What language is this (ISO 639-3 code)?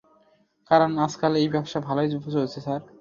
ben